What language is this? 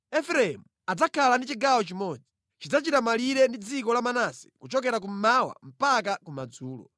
Nyanja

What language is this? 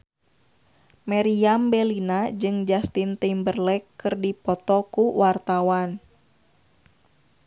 Sundanese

